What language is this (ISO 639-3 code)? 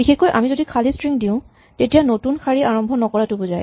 asm